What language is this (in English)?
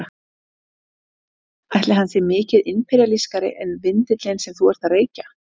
Icelandic